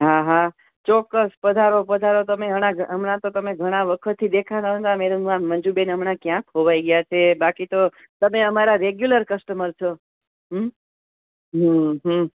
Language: Gujarati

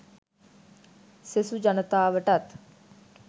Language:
Sinhala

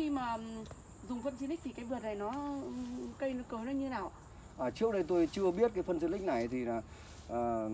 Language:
Vietnamese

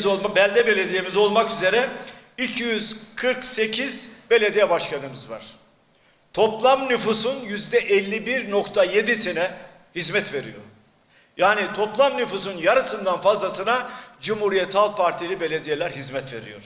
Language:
Turkish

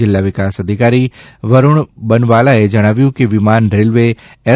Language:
Gujarati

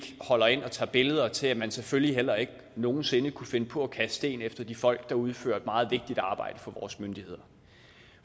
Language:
Danish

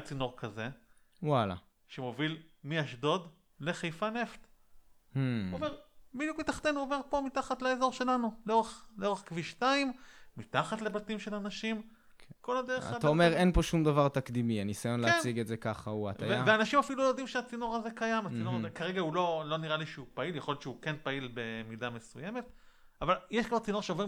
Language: Hebrew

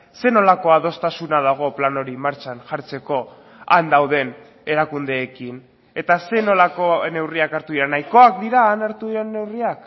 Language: Basque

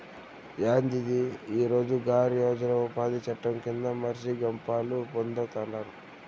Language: Telugu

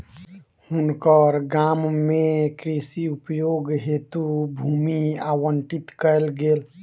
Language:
Maithili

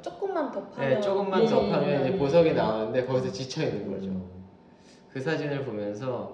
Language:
Korean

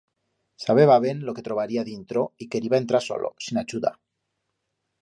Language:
Aragonese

